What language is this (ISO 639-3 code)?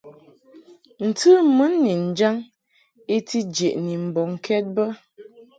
mhk